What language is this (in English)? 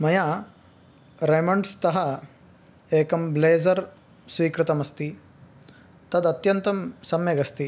Sanskrit